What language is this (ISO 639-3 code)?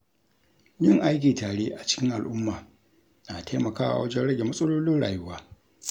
hau